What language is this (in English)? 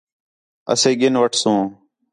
Khetrani